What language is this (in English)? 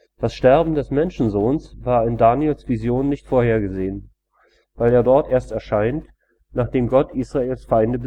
German